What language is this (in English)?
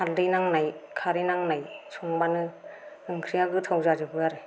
Bodo